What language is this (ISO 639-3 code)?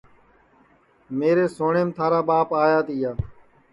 ssi